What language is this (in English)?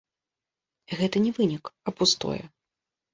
Belarusian